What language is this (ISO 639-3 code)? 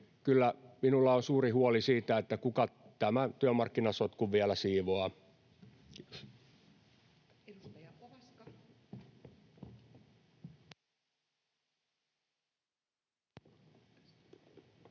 fin